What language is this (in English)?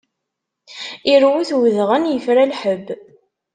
Kabyle